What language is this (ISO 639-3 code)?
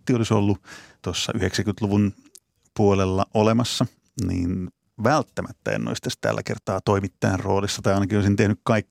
fin